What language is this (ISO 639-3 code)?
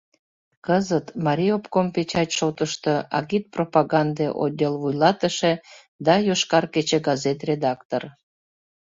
chm